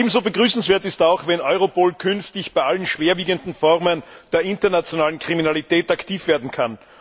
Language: German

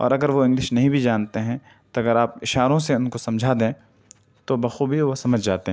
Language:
Urdu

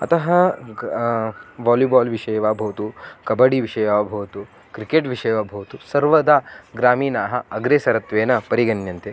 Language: Sanskrit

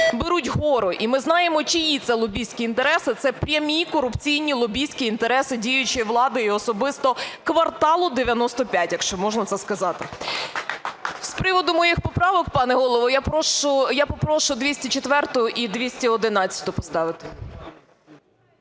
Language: Ukrainian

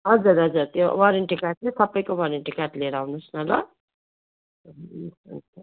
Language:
Nepali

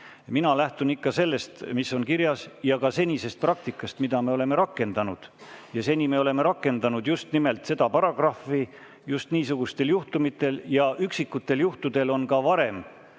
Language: Estonian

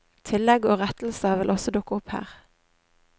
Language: Norwegian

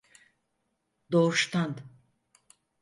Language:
Turkish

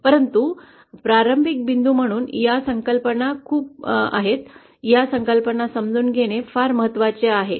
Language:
Marathi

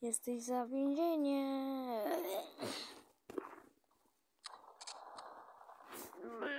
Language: Polish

